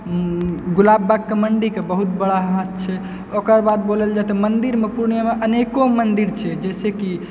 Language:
Maithili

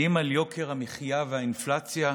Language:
Hebrew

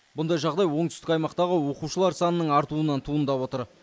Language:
Kazakh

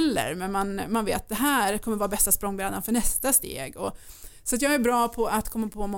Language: Swedish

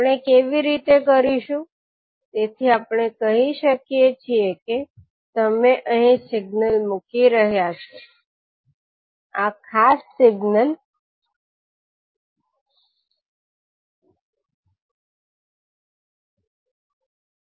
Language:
Gujarati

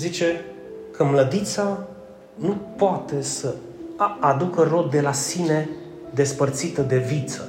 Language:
Romanian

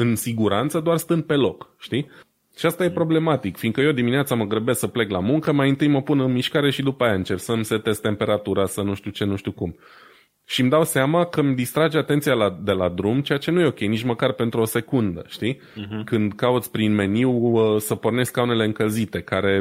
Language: Romanian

